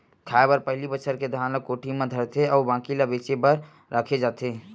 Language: Chhattisgarhi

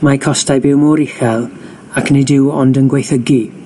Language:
Welsh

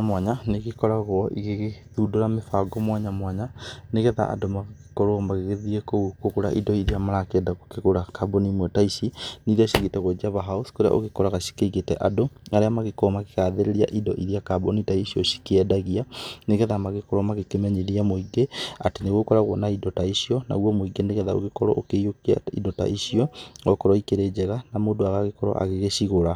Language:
Kikuyu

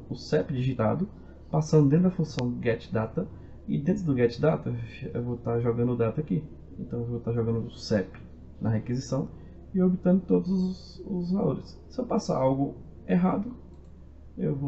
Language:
Portuguese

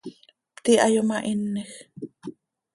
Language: Seri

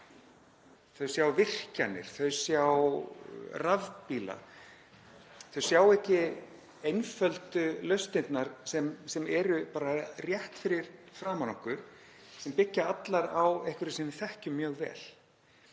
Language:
Icelandic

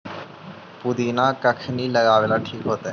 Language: Magahi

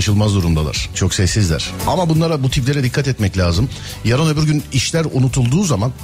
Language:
Turkish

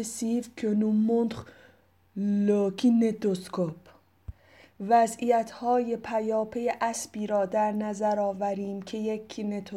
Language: Persian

